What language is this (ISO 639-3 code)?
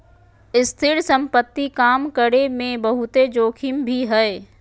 mag